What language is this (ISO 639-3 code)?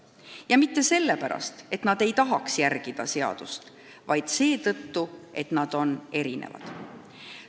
est